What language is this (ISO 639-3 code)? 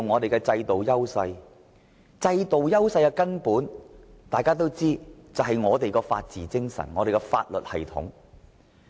yue